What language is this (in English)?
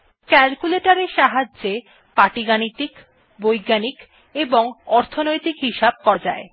Bangla